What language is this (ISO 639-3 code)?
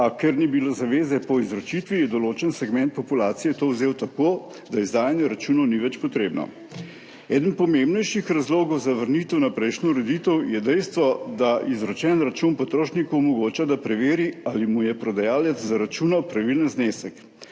slv